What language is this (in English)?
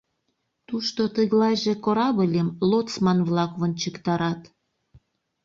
Mari